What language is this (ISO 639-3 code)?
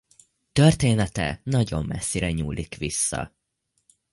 hun